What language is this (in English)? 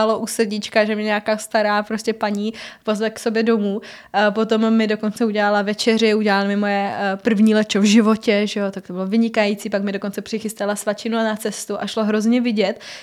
Czech